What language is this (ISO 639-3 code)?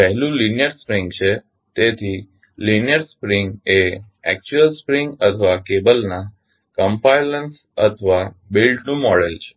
guj